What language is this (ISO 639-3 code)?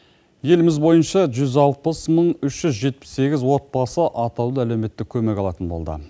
kaz